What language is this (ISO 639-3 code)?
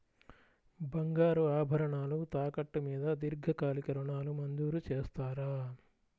tel